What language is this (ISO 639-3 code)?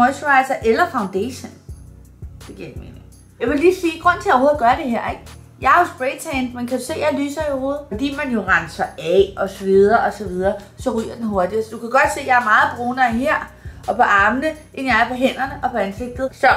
dan